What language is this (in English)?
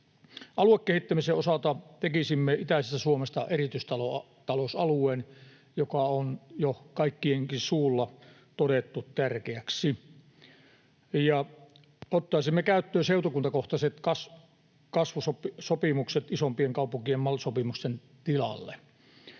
Finnish